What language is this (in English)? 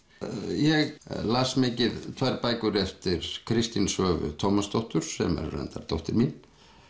Icelandic